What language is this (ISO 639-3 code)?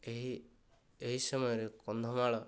ori